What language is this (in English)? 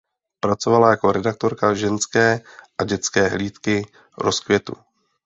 Czech